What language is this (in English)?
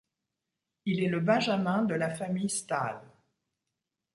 French